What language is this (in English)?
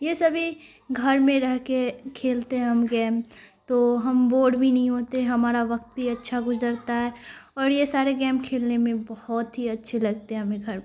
Urdu